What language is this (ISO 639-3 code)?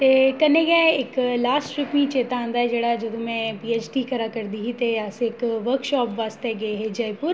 doi